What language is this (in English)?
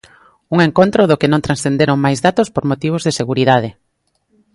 Galician